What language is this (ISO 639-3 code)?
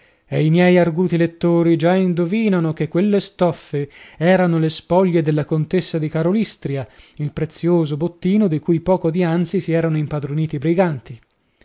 ita